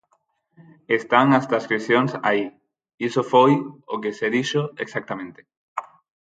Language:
Galician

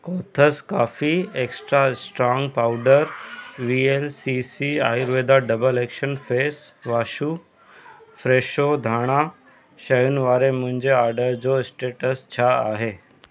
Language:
Sindhi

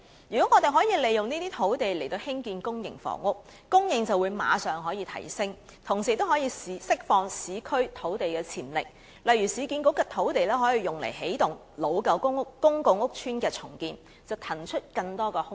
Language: Cantonese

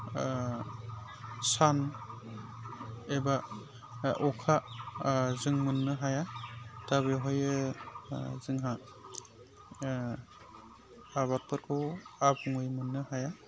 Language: Bodo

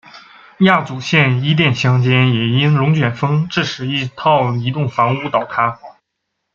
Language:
Chinese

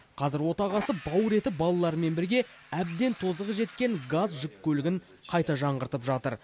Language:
Kazakh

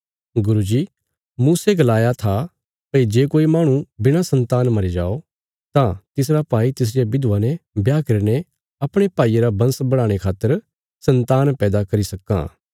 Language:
Bilaspuri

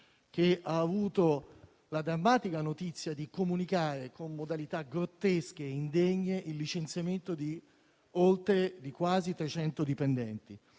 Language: Italian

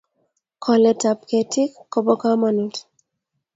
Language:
Kalenjin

